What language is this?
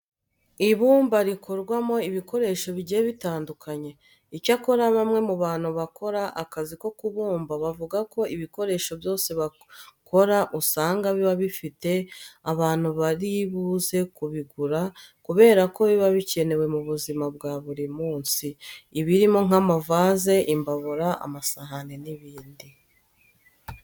Kinyarwanda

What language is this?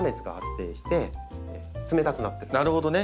Japanese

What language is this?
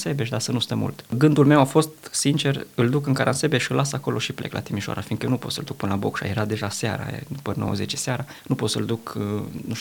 Romanian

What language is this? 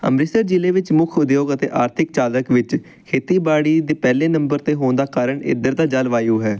Punjabi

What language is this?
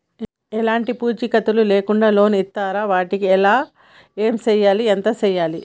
Telugu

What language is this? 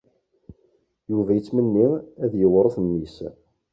Kabyle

